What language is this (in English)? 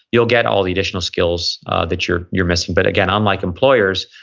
English